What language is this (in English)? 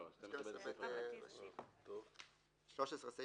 Hebrew